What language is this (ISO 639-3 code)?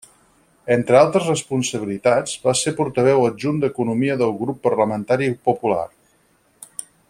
cat